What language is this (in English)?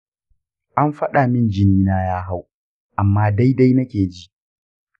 Hausa